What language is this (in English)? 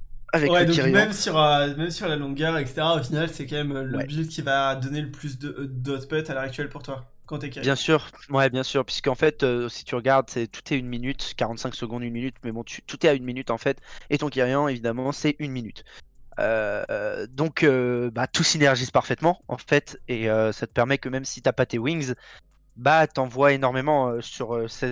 French